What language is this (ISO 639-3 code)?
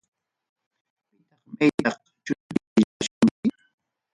quy